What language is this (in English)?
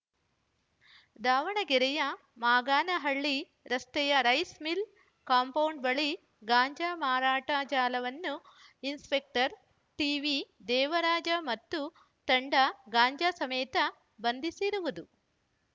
Kannada